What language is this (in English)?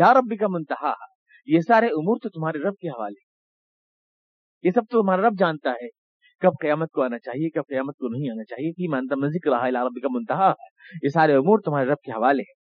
Urdu